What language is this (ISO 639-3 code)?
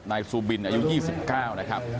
tha